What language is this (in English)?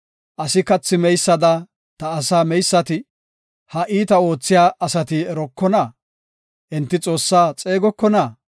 Gofa